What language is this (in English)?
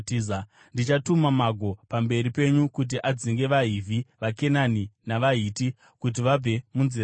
Shona